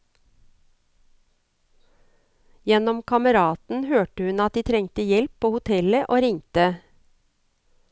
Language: Norwegian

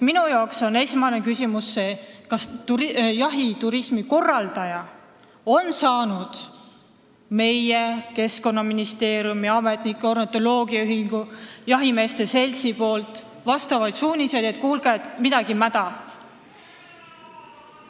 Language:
Estonian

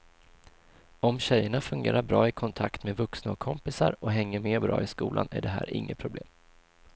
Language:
Swedish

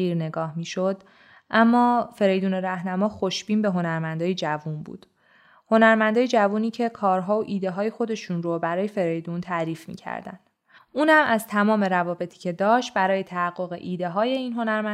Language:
Persian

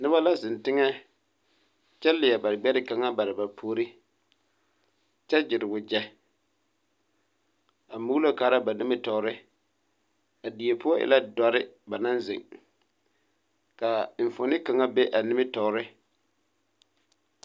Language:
Southern Dagaare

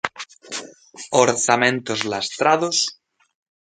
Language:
Galician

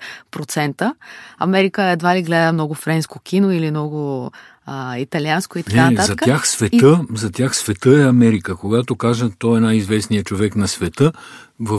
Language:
Bulgarian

